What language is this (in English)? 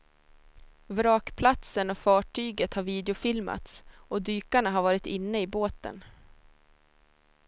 Swedish